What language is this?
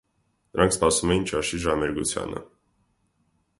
Armenian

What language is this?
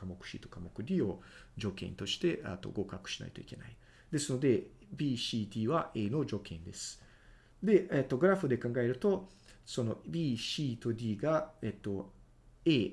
Japanese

